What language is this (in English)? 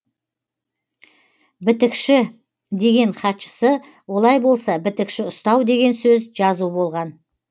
Kazakh